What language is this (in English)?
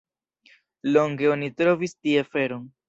Esperanto